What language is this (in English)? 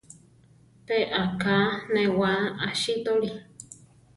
Central Tarahumara